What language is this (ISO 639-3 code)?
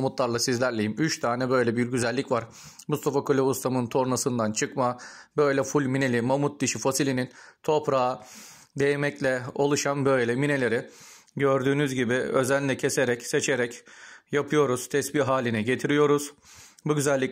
tur